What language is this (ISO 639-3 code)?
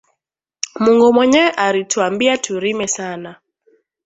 swa